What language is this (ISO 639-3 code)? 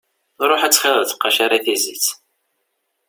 kab